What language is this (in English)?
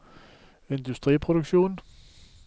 Norwegian